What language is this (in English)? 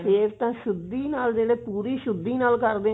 Punjabi